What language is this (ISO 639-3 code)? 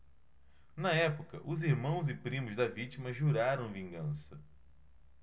por